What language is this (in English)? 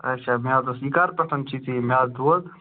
Kashmiri